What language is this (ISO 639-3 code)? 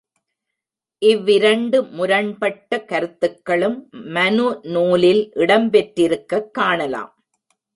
tam